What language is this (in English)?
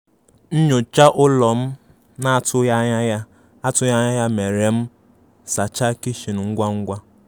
Igbo